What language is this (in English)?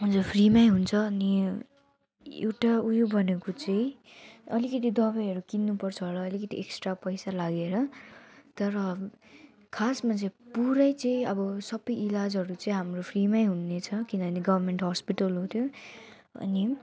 Nepali